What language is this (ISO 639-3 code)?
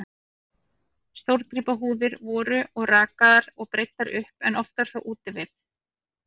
isl